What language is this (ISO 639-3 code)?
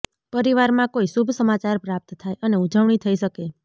guj